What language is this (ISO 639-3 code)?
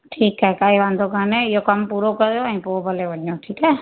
snd